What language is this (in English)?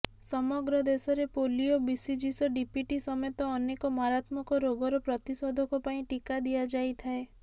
Odia